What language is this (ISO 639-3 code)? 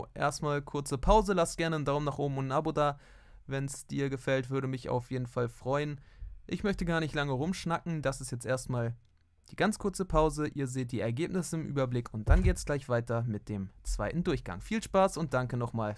deu